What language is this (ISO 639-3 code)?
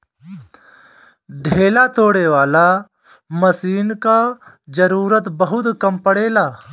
bho